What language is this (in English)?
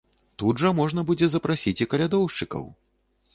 Belarusian